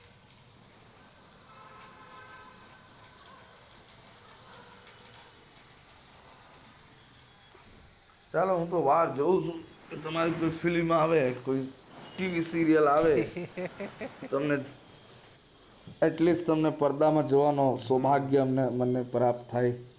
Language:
Gujarati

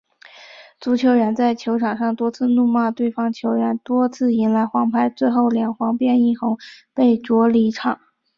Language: Chinese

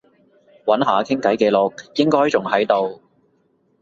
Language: Cantonese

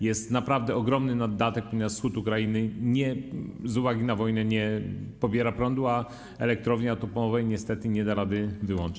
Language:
Polish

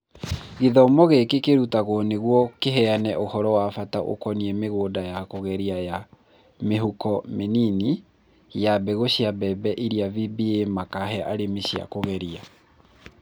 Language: Kikuyu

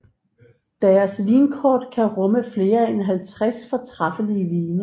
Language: Danish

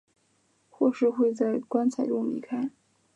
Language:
Chinese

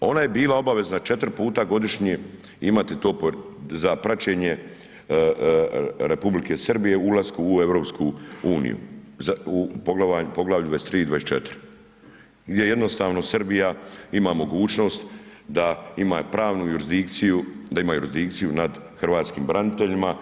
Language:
Croatian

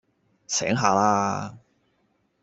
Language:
Cantonese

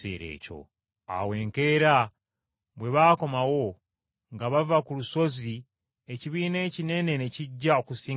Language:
Ganda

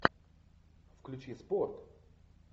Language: Russian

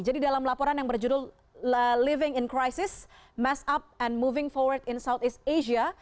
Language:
Indonesian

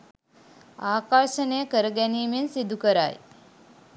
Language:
Sinhala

